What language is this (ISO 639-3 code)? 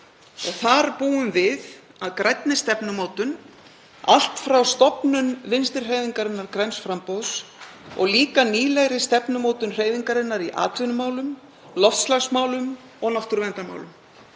isl